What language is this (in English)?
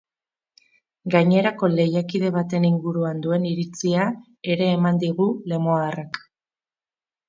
Basque